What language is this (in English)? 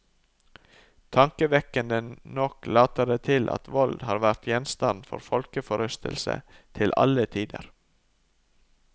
Norwegian